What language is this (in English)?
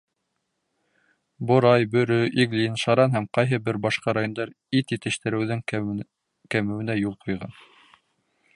Bashkir